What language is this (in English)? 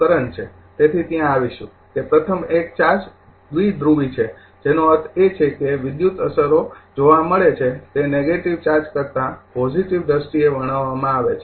Gujarati